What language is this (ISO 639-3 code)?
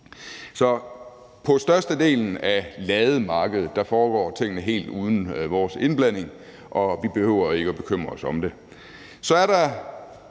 dan